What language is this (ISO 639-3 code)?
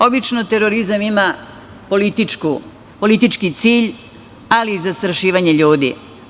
srp